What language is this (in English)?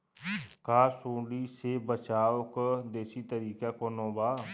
Bhojpuri